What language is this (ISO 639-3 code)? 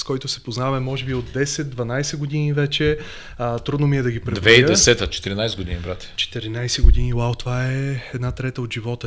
bul